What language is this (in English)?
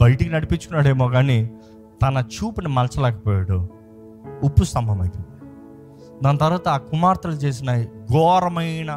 Telugu